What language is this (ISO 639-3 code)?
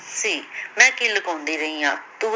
pan